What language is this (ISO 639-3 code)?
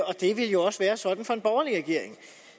dan